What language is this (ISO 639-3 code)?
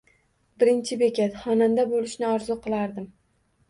uzb